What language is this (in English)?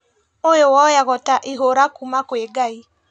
Kikuyu